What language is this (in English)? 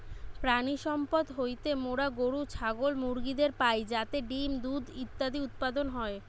Bangla